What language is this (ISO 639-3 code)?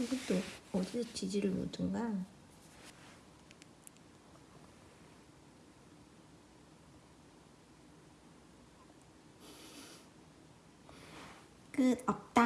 kor